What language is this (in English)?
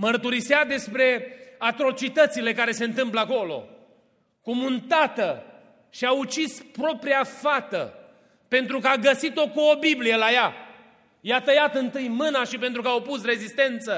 Romanian